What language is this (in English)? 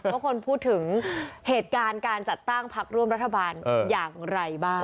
Thai